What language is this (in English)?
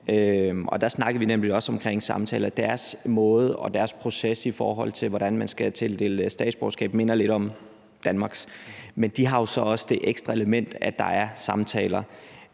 Danish